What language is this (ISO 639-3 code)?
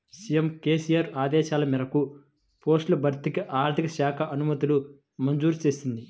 tel